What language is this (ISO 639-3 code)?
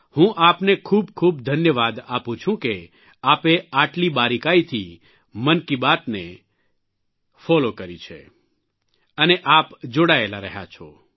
guj